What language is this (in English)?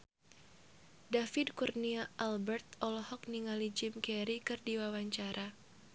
Sundanese